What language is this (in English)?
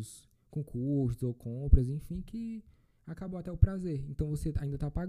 Portuguese